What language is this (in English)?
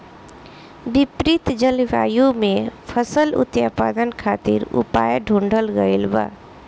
Bhojpuri